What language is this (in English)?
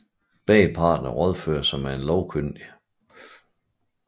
Danish